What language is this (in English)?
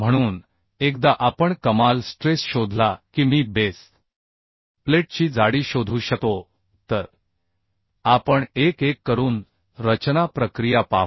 Marathi